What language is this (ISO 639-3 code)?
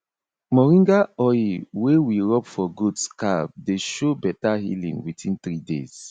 pcm